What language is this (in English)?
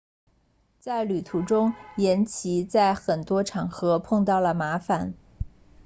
Chinese